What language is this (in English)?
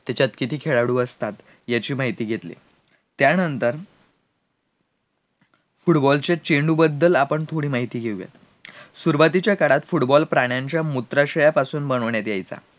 Marathi